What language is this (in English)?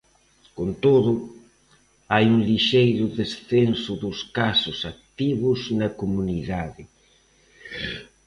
Galician